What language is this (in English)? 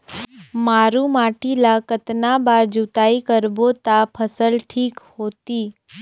Chhattisgarhi